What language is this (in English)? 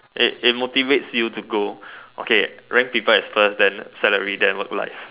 English